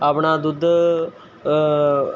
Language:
Punjabi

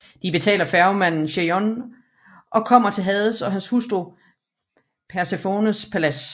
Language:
Danish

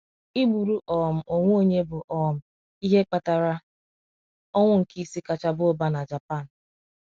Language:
Igbo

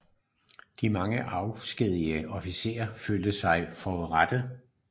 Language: Danish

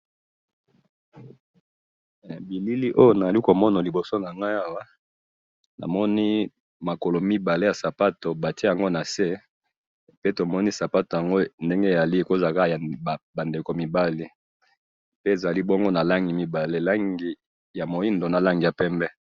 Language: Lingala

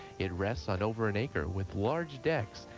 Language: English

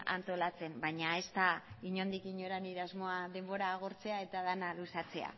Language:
Basque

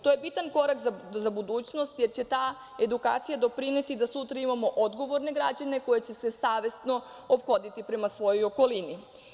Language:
Serbian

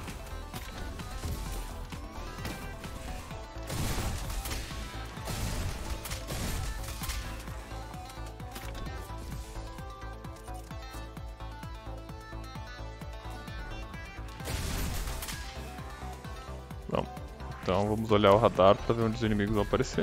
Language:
Portuguese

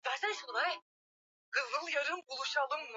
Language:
Swahili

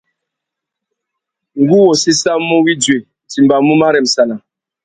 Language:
Tuki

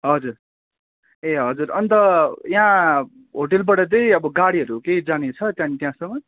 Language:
Nepali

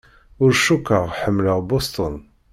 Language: Kabyle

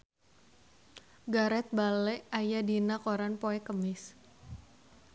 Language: Sundanese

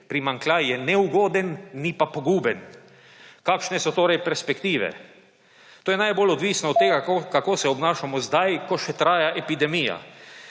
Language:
Slovenian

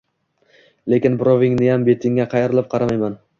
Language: Uzbek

